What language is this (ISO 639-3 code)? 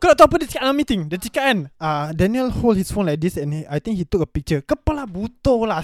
msa